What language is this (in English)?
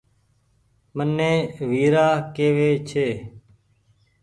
Goaria